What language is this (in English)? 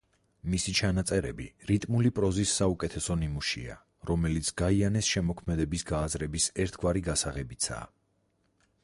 Georgian